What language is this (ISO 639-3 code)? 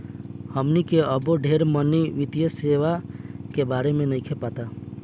bho